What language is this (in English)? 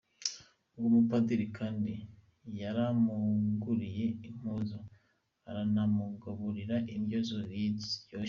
Kinyarwanda